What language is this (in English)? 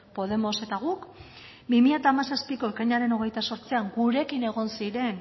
Basque